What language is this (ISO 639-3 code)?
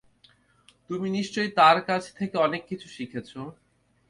ben